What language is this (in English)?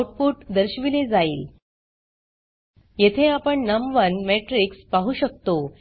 Marathi